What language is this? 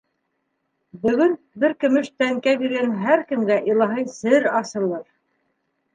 Bashkir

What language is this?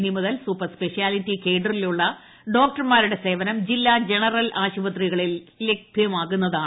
Malayalam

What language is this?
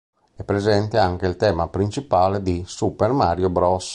Italian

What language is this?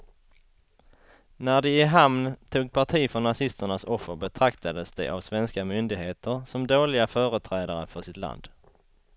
Swedish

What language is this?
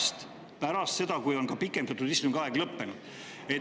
Estonian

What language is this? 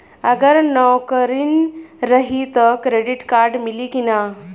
Bhojpuri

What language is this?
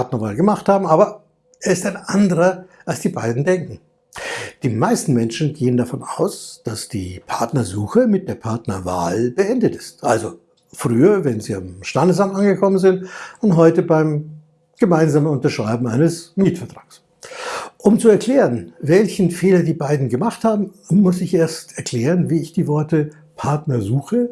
German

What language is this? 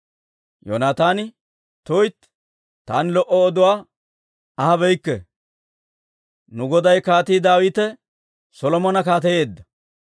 Dawro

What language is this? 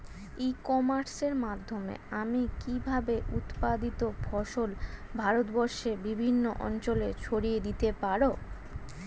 Bangla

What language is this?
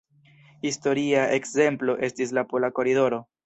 Esperanto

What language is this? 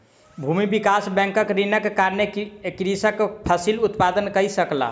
Maithili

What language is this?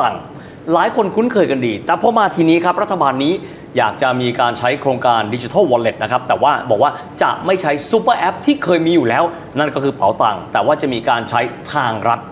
Thai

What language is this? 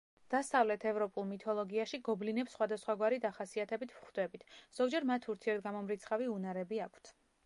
Georgian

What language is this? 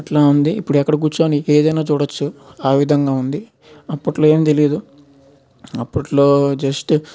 Telugu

